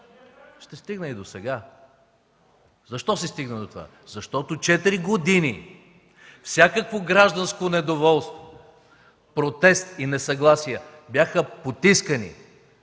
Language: Bulgarian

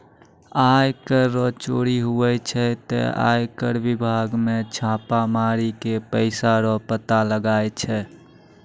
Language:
Maithili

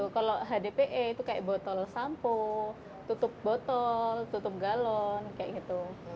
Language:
Indonesian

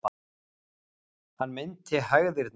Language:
Icelandic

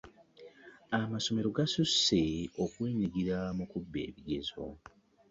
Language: Ganda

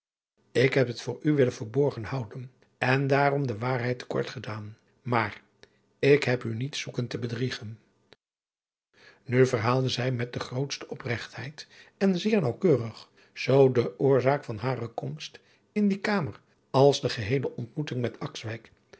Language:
Dutch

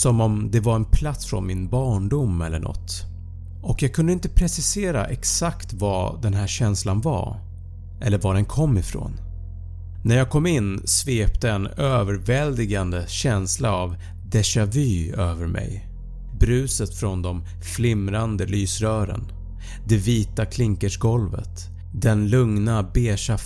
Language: Swedish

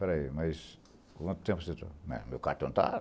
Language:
Portuguese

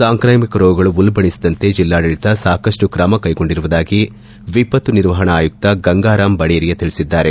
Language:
Kannada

